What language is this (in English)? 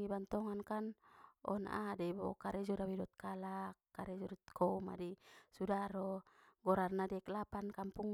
Batak Mandailing